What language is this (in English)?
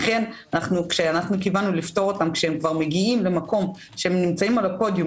Hebrew